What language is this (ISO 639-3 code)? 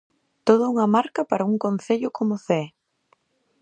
glg